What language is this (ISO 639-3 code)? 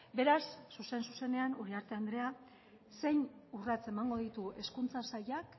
eus